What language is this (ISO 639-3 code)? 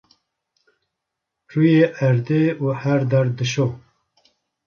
kur